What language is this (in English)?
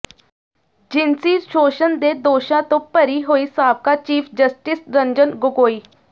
Punjabi